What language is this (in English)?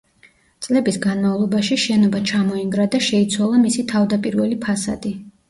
Georgian